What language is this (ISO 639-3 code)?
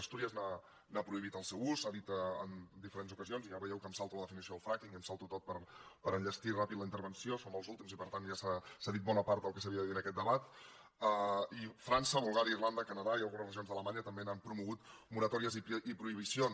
cat